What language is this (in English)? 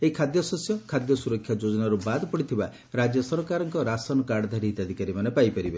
Odia